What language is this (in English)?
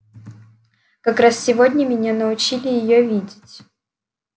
Russian